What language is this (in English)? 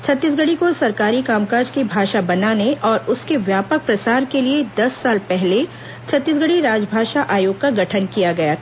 Hindi